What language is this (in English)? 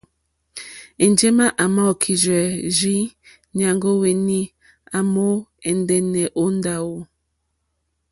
Mokpwe